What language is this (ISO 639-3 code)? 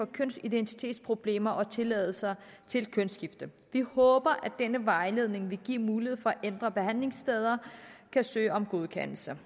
dan